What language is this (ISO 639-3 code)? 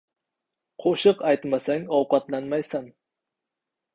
uzb